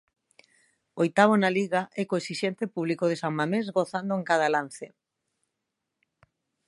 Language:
Galician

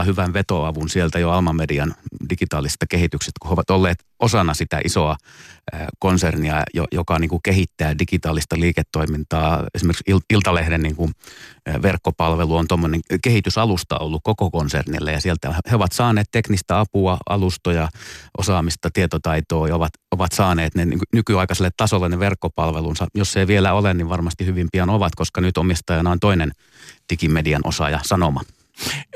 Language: Finnish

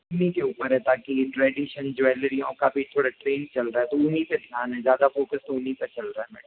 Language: Hindi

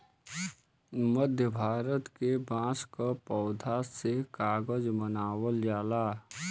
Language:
Bhojpuri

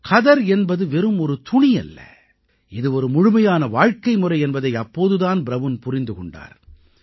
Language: Tamil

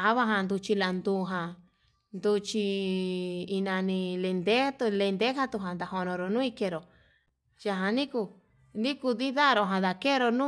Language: Yutanduchi Mixtec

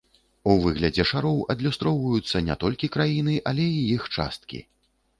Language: Belarusian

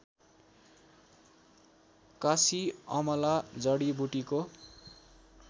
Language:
Nepali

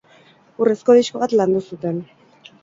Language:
Basque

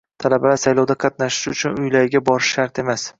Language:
Uzbek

